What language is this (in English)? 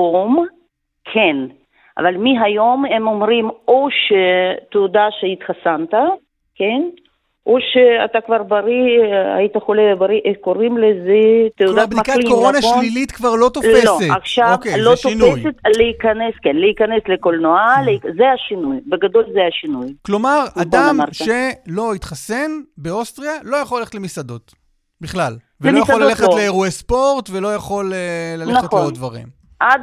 Hebrew